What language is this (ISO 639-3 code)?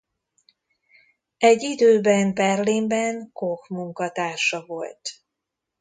hun